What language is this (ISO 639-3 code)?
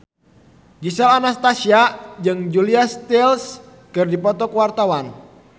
sun